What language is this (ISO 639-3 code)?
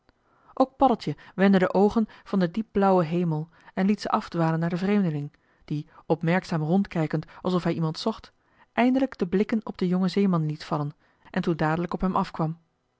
nld